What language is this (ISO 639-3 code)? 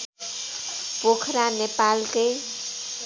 nep